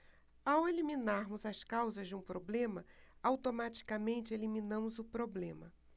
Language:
Portuguese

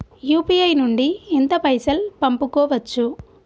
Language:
Telugu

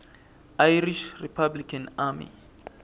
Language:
Swati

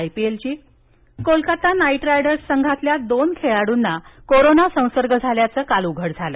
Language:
Marathi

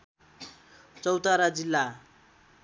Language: Nepali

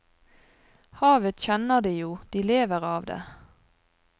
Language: Norwegian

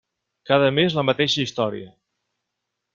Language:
Catalan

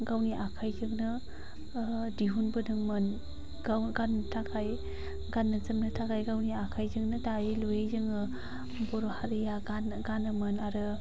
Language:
Bodo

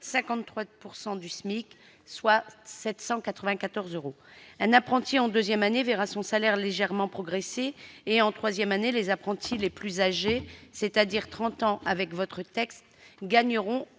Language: French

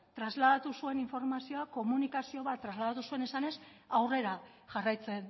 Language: Basque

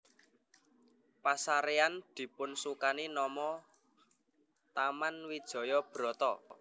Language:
Javanese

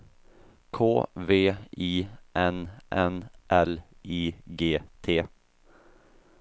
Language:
Swedish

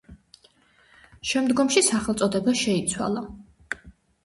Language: Georgian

